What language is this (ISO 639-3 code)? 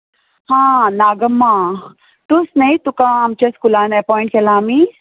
kok